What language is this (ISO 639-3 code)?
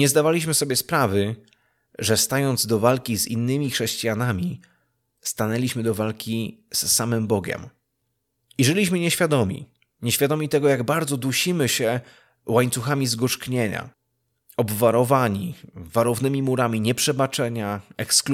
pol